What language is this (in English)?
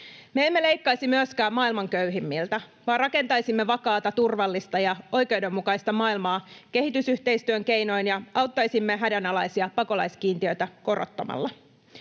Finnish